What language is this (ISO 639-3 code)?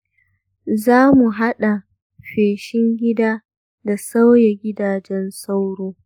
hau